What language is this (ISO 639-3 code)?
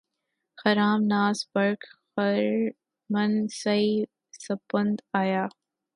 urd